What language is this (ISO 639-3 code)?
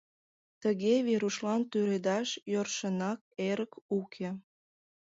chm